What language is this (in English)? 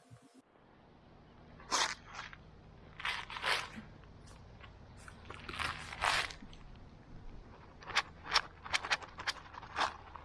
Korean